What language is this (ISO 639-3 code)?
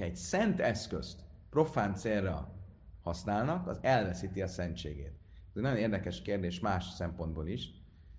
hun